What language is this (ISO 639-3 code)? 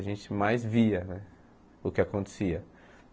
por